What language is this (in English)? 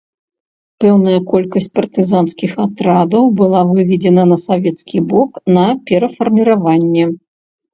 Belarusian